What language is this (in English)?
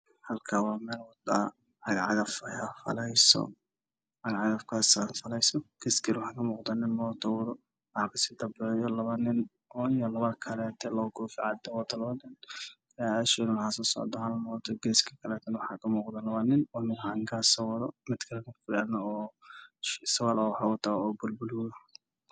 Somali